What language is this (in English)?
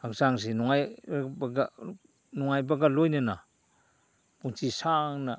Manipuri